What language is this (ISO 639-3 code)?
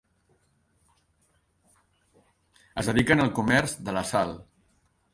cat